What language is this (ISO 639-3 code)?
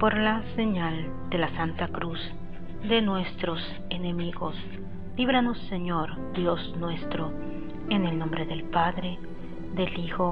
spa